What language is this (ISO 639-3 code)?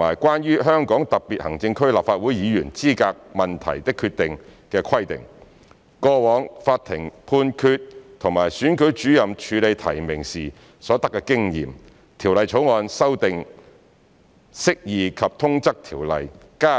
yue